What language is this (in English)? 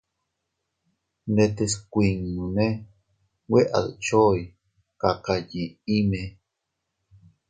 Teutila Cuicatec